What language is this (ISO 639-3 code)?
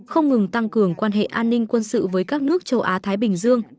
vie